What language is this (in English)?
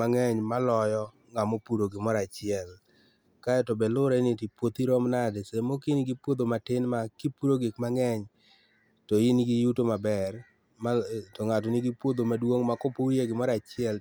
Luo (Kenya and Tanzania)